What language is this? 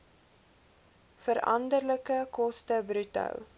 Afrikaans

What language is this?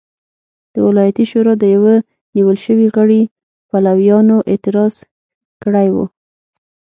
Pashto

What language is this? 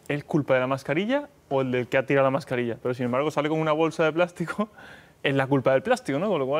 Spanish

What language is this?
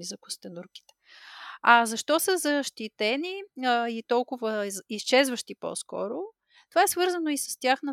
Bulgarian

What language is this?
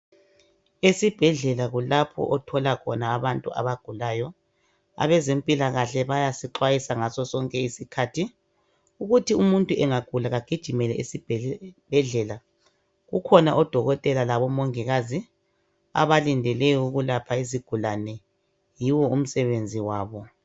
North Ndebele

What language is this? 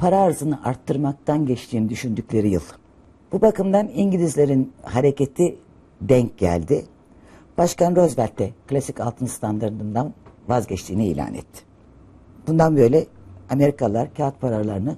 Turkish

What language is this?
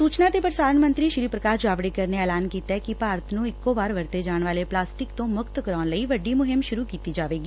Punjabi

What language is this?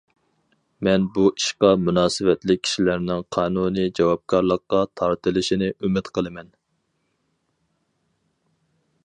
Uyghur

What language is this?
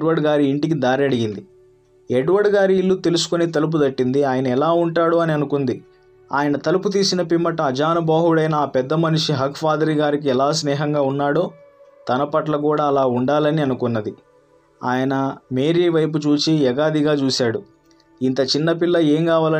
Telugu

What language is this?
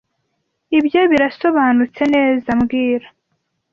Kinyarwanda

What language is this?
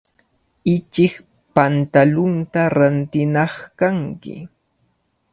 Cajatambo North Lima Quechua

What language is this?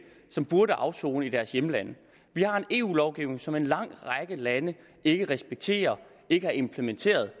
Danish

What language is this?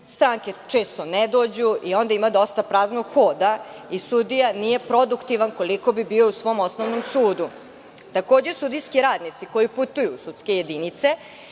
Serbian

